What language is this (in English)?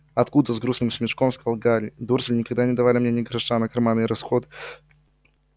Russian